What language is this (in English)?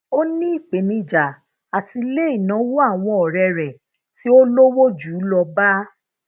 Yoruba